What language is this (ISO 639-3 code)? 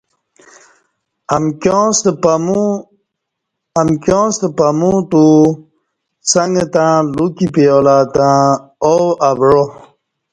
bsh